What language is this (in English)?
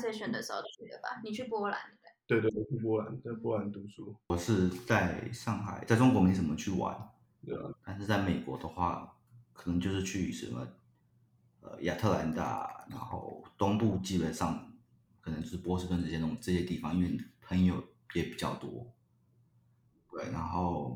Chinese